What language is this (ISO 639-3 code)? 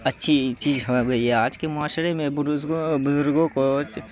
urd